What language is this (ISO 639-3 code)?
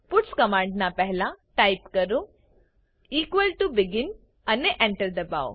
guj